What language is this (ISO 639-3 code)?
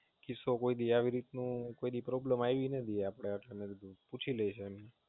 guj